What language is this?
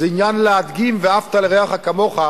Hebrew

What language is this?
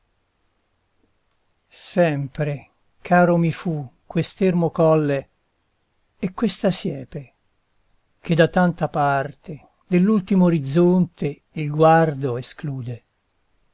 Italian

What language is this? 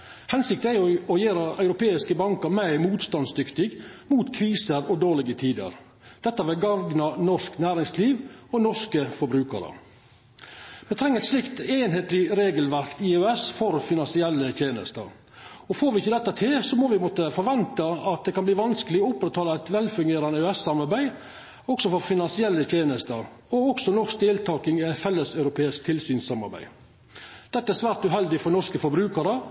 Norwegian Nynorsk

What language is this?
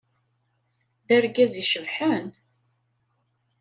Kabyle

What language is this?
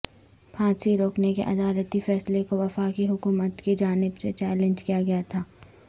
Urdu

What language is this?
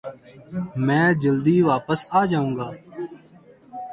Urdu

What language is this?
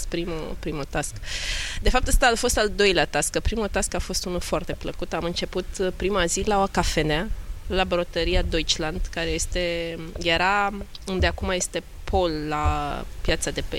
Romanian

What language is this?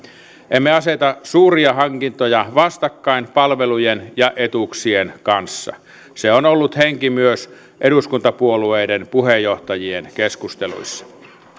Finnish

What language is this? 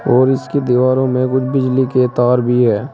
Hindi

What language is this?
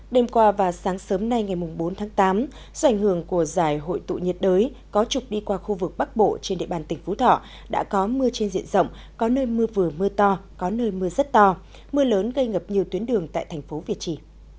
Vietnamese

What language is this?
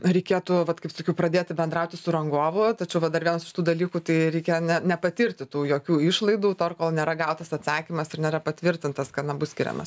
Lithuanian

